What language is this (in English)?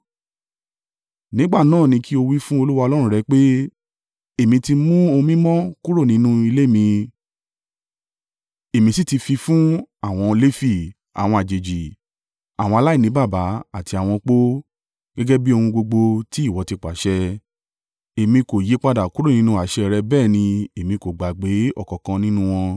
Yoruba